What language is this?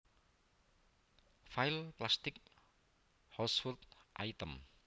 Javanese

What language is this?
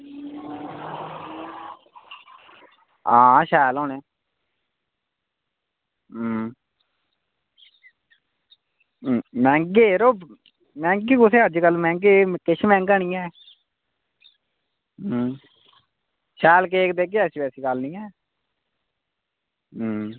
Dogri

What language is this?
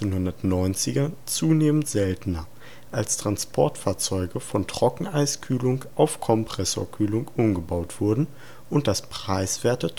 German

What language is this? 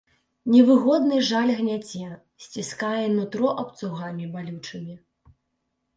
Belarusian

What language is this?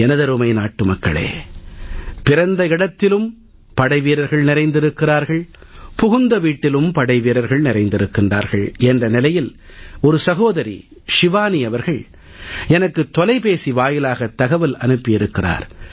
Tamil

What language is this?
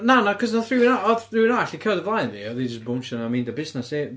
Welsh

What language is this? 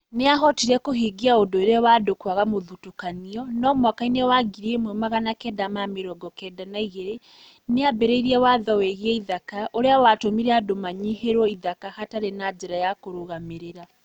Kikuyu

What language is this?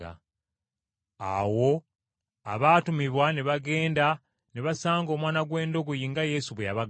Ganda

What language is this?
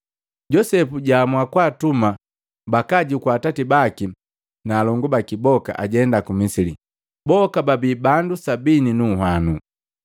Matengo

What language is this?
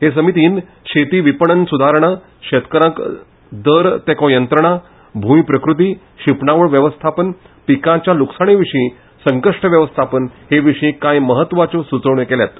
Konkani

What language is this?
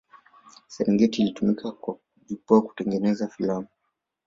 Swahili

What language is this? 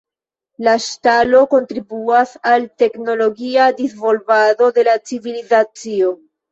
Esperanto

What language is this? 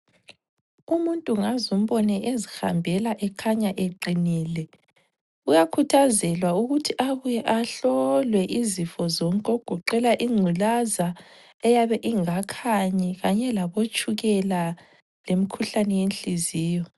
North Ndebele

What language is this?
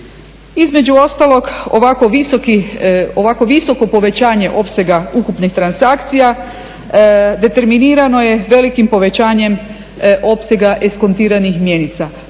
Croatian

